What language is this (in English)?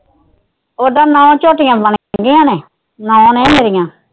Punjabi